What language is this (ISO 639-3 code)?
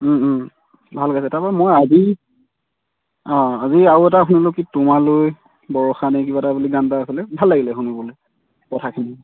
asm